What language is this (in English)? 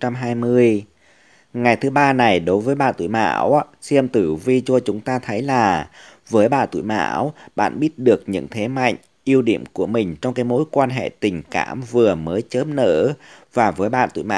Vietnamese